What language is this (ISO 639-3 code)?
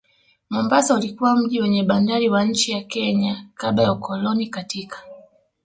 swa